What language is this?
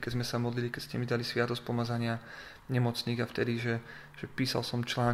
Slovak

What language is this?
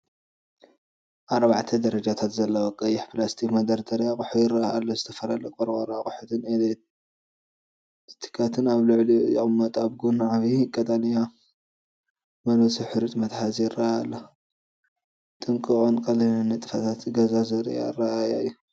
Tigrinya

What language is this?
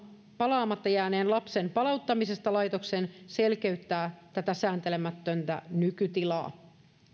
Finnish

